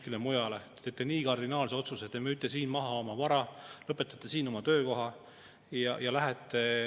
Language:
Estonian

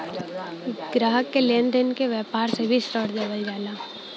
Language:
Bhojpuri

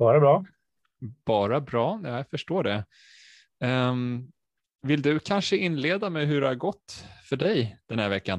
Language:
Swedish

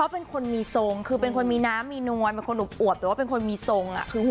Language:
Thai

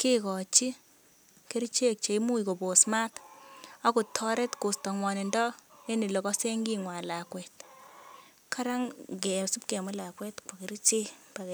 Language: Kalenjin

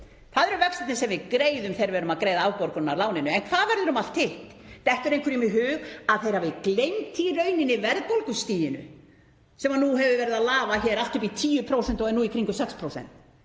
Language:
Icelandic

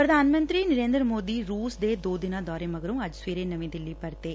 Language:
Punjabi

